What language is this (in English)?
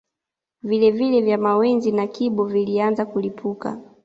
Swahili